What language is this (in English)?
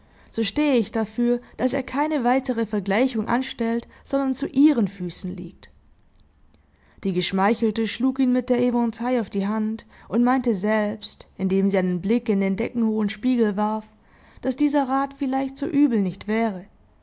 German